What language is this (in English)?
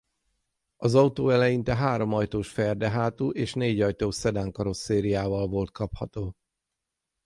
Hungarian